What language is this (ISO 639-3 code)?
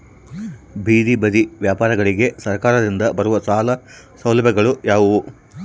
kan